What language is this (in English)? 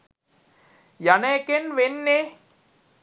Sinhala